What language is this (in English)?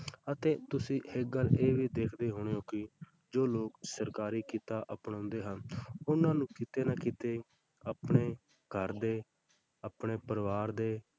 Punjabi